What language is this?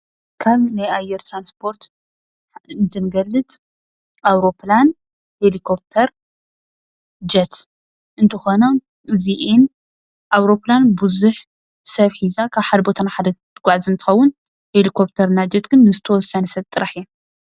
Tigrinya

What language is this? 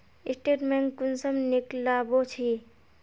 Magahi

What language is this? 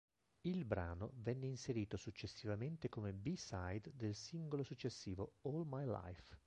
Italian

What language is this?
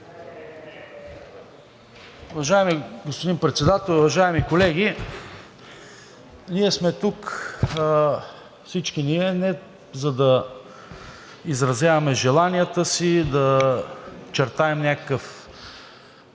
Bulgarian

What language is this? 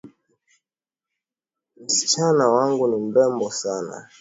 Swahili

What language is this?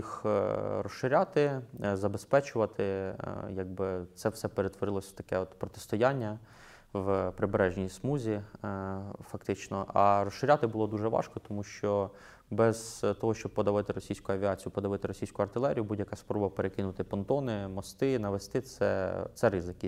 Ukrainian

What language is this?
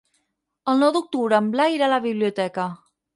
Catalan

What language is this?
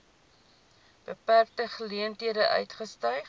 Afrikaans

